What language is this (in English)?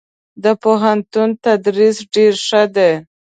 Pashto